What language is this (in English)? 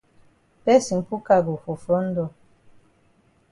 Cameroon Pidgin